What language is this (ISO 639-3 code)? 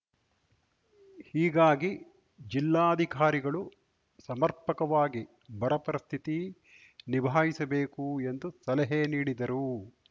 kan